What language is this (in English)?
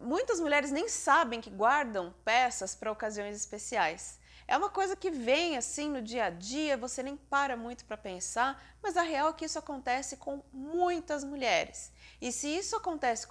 Portuguese